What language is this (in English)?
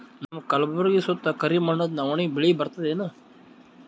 Kannada